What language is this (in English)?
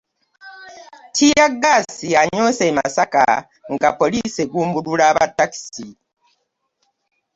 Ganda